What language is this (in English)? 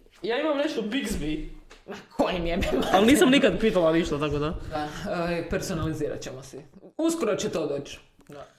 Croatian